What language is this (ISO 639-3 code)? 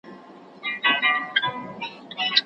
pus